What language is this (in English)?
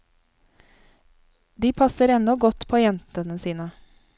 Norwegian